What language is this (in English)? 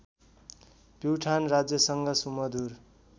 Nepali